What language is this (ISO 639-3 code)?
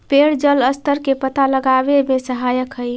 mag